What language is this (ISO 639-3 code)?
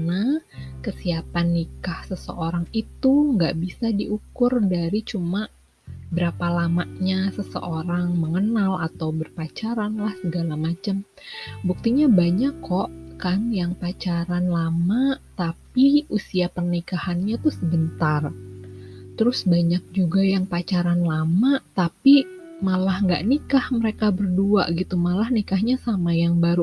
ind